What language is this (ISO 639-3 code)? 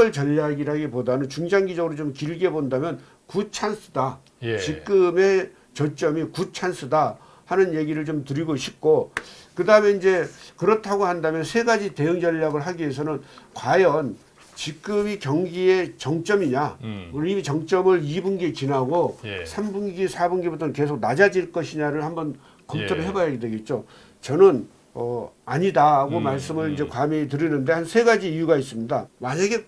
kor